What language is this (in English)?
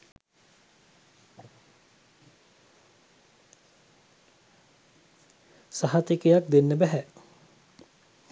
Sinhala